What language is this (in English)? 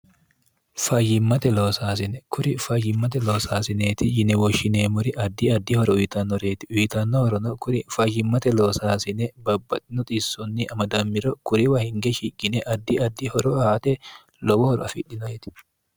Sidamo